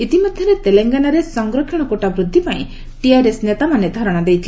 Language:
Odia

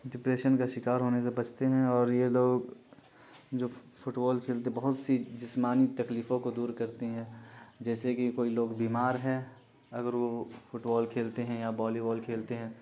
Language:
Urdu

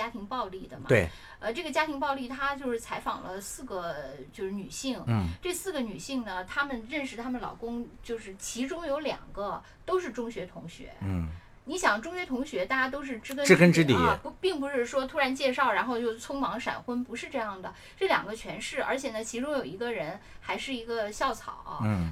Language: Chinese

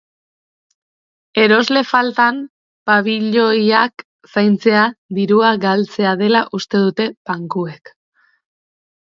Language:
Basque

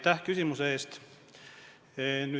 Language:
Estonian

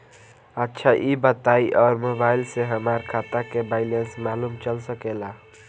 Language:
Bhojpuri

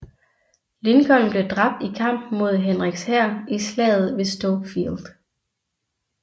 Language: Danish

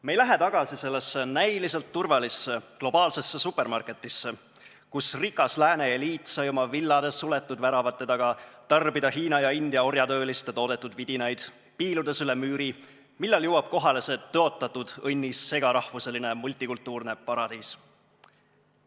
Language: Estonian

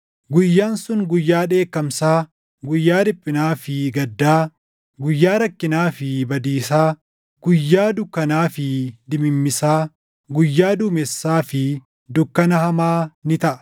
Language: Oromo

